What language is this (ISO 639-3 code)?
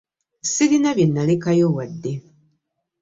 lug